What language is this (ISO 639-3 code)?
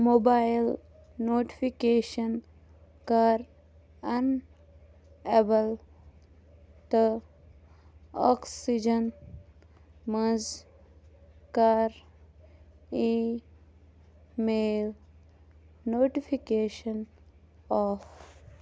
kas